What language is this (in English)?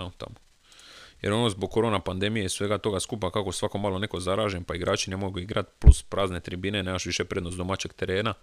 Croatian